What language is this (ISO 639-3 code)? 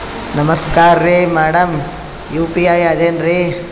kan